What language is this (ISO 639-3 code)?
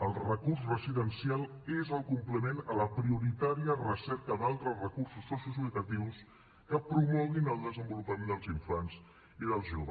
cat